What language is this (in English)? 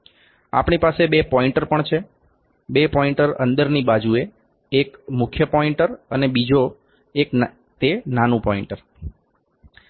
Gujarati